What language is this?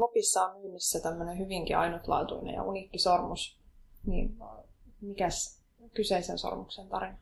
Finnish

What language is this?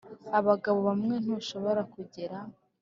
Kinyarwanda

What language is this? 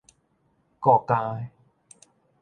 Min Nan Chinese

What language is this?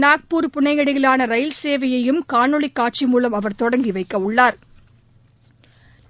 Tamil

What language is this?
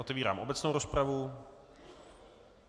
Czech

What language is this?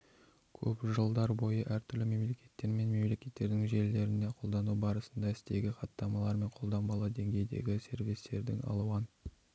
Kazakh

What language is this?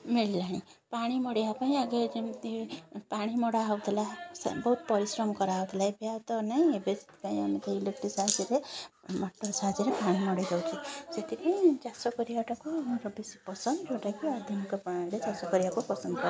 Odia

